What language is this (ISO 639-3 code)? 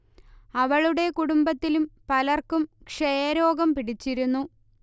mal